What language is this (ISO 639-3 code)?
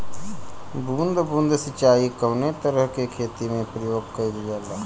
bho